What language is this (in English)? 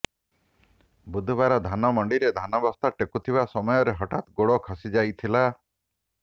Odia